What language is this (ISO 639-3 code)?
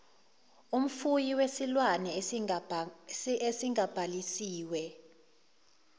zul